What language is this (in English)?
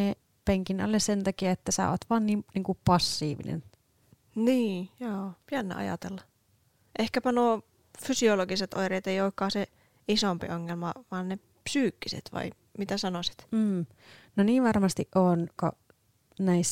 Finnish